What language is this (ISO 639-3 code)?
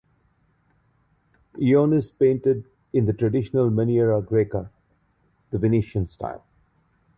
eng